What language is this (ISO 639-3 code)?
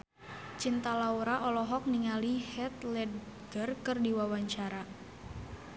sun